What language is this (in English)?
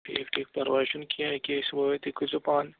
Kashmiri